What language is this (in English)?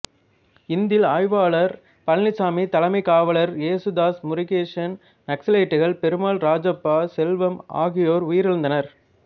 Tamil